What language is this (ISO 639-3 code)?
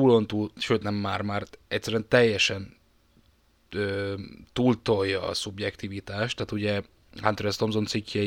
hun